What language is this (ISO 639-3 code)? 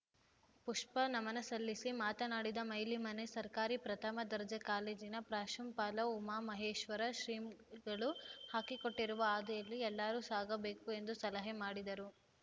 kan